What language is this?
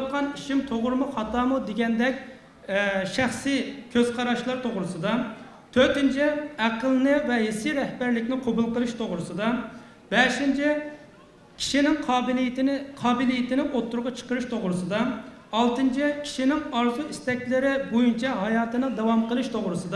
Turkish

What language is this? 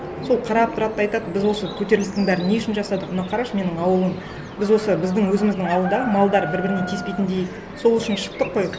Kazakh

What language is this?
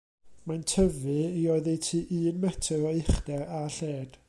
Welsh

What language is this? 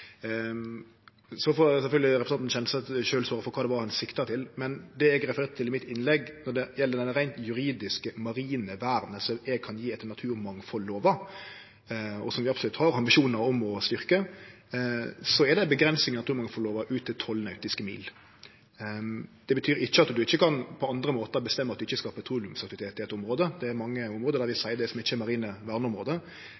Norwegian Nynorsk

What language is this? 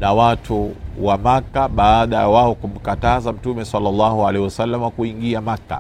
Swahili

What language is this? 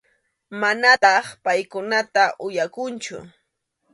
Arequipa-La Unión Quechua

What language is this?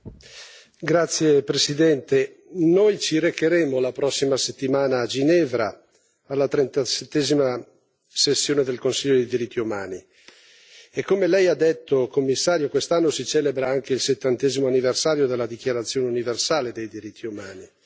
Italian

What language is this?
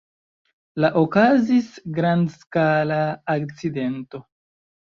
Esperanto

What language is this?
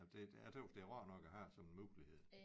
Danish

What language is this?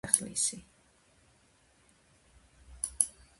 Georgian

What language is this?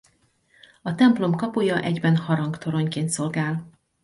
Hungarian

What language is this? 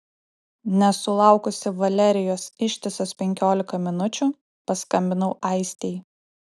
Lithuanian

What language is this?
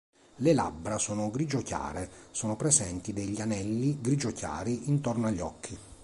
Italian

